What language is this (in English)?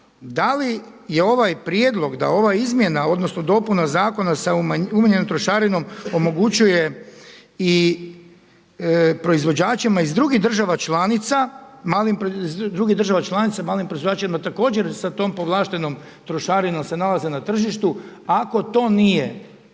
Croatian